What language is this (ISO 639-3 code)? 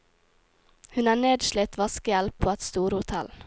nor